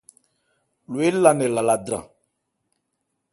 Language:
Ebrié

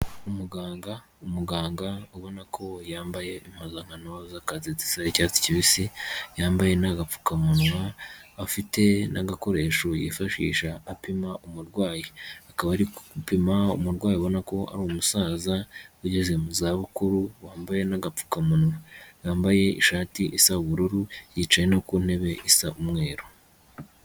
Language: Kinyarwanda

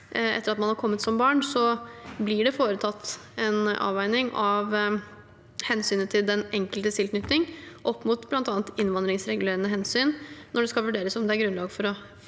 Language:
Norwegian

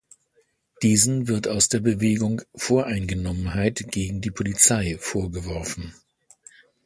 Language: German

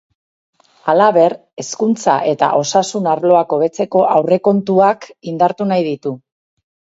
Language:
Basque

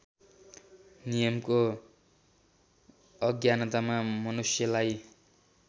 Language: Nepali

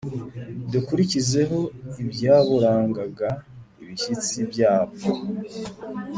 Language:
Kinyarwanda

